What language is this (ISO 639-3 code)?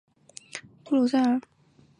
zho